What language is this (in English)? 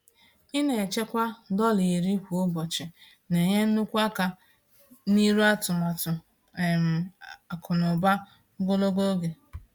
Igbo